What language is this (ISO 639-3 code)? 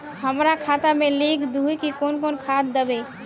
mag